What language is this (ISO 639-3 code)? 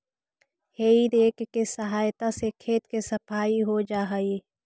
mag